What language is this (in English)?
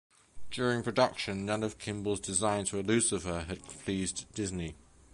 English